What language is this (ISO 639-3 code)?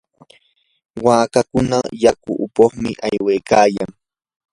qur